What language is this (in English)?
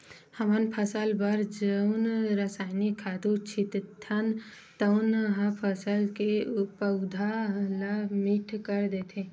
Chhattisgarhi